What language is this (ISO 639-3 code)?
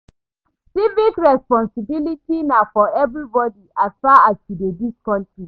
pcm